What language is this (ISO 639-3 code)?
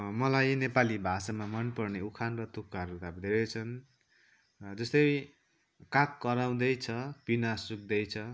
nep